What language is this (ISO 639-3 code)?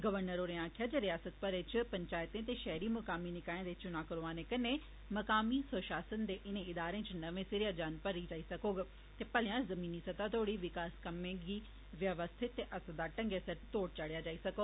doi